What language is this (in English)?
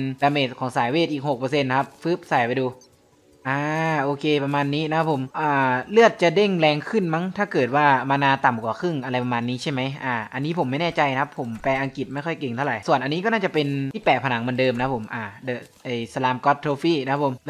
Thai